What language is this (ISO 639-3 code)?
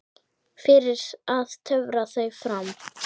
isl